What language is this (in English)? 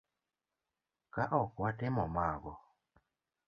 Luo (Kenya and Tanzania)